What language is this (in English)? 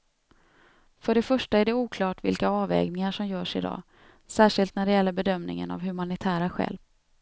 Swedish